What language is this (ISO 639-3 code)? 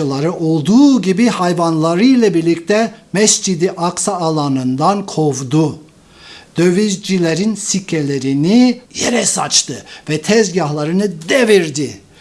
tur